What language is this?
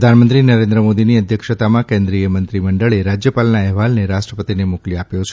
Gujarati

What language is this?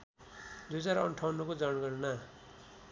Nepali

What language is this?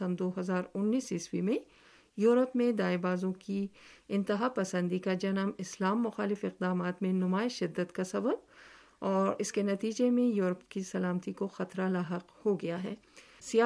Urdu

